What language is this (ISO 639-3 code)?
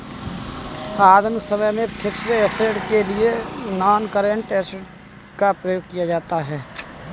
hin